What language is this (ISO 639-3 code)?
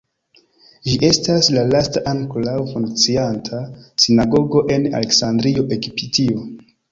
epo